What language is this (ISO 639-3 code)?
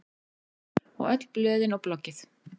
isl